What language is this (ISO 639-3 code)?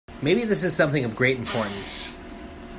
eng